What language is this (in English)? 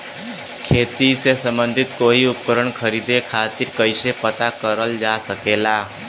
Bhojpuri